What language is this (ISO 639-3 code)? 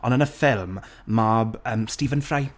cym